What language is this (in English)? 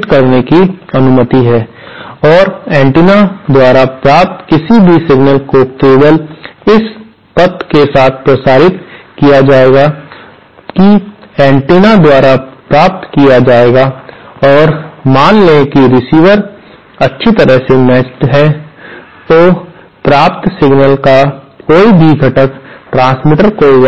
Hindi